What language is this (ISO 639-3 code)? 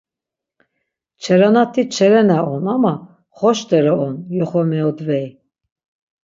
lzz